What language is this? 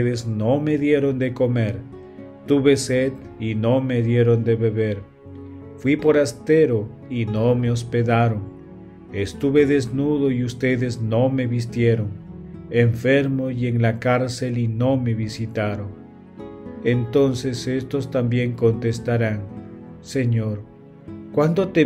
Spanish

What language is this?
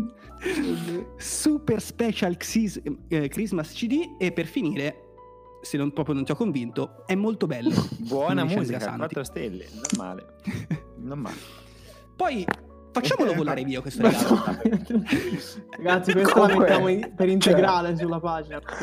Italian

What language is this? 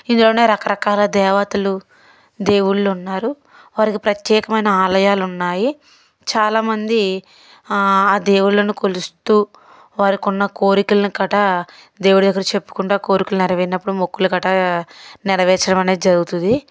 Telugu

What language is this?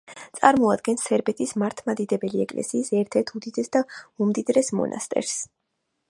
Georgian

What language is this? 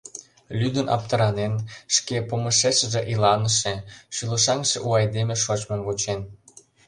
Mari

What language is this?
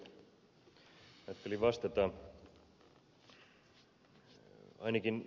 Finnish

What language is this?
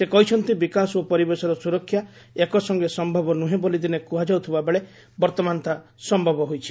Odia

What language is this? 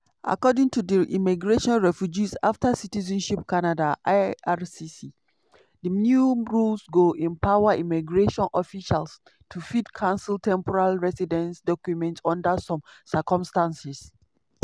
Nigerian Pidgin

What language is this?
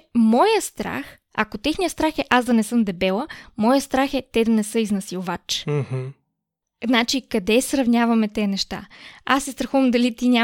Bulgarian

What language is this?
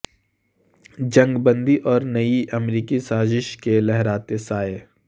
Urdu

